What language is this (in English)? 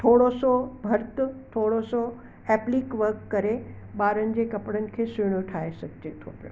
Sindhi